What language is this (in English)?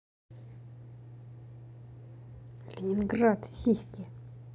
Russian